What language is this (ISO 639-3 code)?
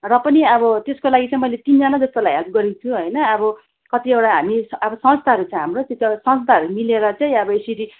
nep